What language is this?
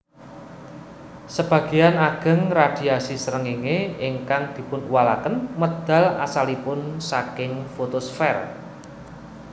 Javanese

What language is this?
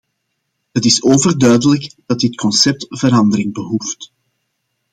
Dutch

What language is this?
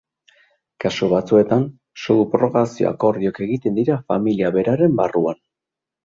Basque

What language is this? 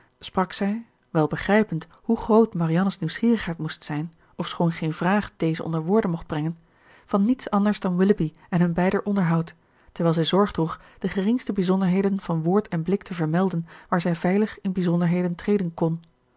Dutch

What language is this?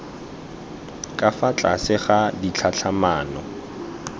Tswana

